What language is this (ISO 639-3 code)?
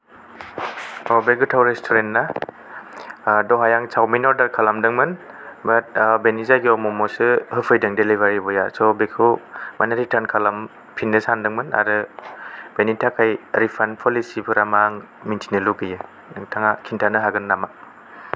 brx